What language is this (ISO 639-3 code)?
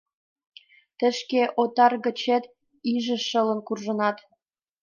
chm